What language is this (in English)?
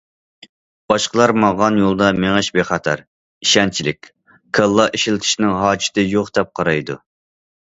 Uyghur